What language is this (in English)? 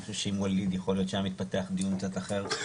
Hebrew